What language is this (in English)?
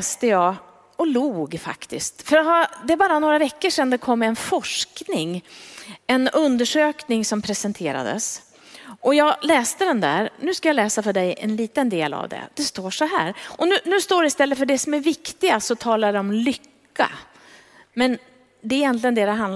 Swedish